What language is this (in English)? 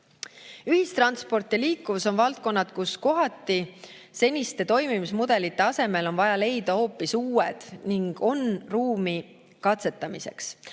Estonian